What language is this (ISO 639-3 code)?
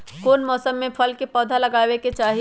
mag